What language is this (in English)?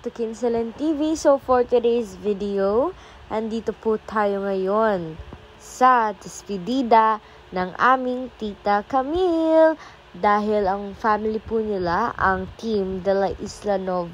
Filipino